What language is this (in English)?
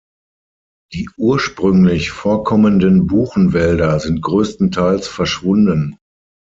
German